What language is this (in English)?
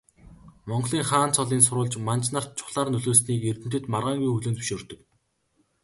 Mongolian